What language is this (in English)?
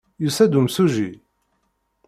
Kabyle